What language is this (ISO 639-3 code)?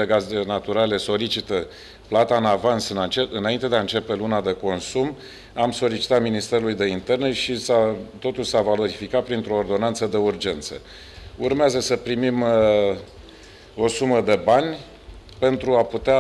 ron